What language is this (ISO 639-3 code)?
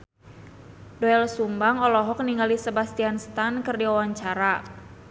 sun